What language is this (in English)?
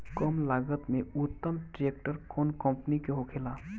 Bhojpuri